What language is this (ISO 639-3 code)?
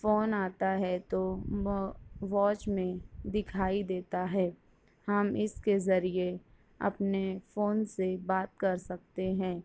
urd